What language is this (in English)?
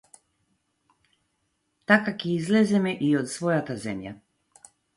Macedonian